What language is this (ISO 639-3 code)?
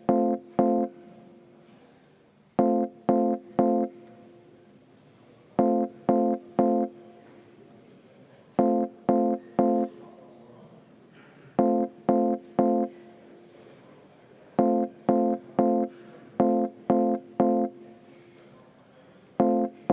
est